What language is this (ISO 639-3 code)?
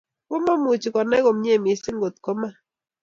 kln